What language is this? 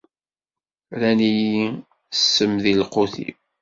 Kabyle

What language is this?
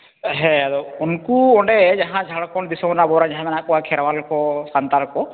Santali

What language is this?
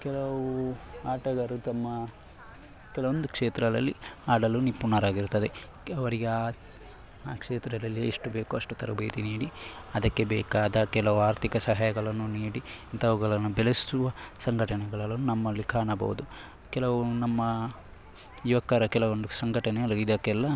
Kannada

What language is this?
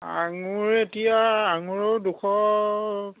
Assamese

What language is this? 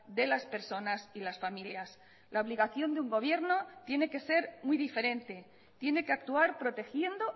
Spanish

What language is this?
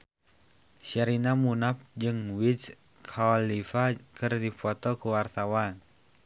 Sundanese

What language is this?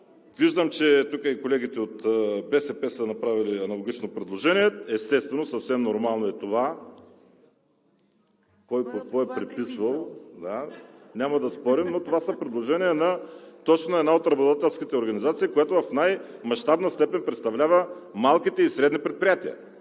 Bulgarian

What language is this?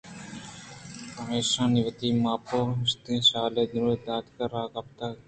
Eastern Balochi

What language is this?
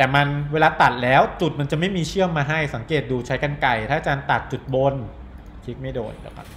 Thai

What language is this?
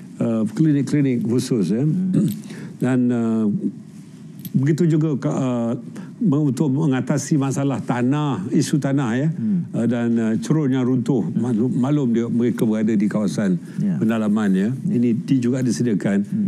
Malay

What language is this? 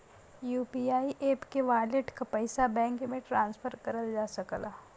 Bhojpuri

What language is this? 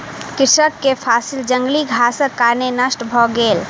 Maithili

